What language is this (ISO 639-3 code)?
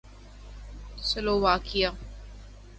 urd